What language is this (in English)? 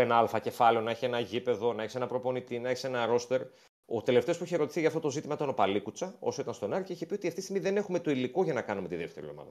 Greek